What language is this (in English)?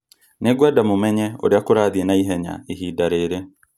Kikuyu